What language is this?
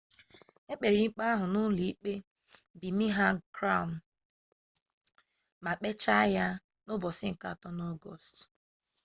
Igbo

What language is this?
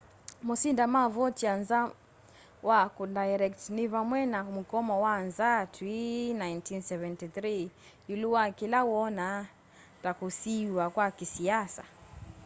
Kamba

